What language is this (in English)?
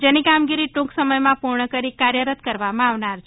Gujarati